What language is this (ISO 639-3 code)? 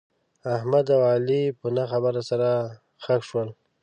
pus